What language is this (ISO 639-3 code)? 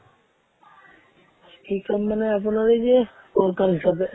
asm